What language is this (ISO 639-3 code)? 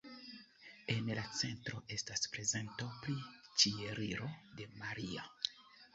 epo